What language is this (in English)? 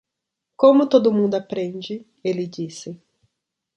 Portuguese